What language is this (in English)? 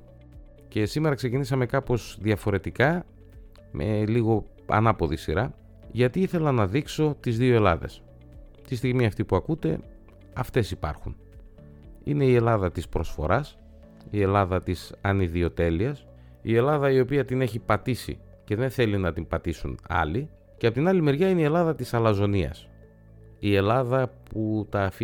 Greek